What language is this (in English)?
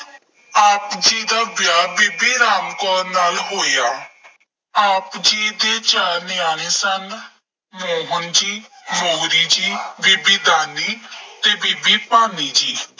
Punjabi